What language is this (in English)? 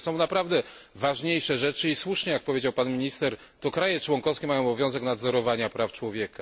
Polish